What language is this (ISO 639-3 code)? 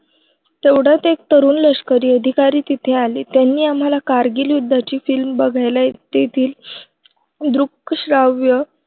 mar